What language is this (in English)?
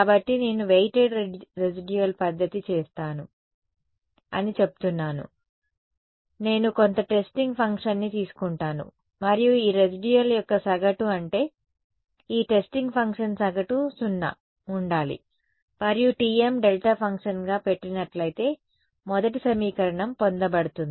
Telugu